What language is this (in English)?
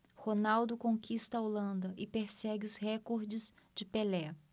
Portuguese